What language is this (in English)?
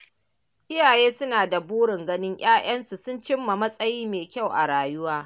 Hausa